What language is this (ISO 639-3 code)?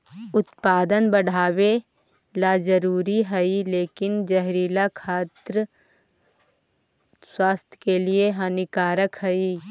mag